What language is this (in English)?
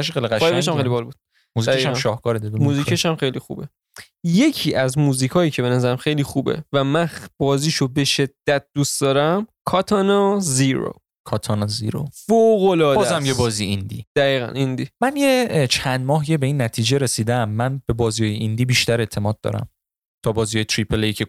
Persian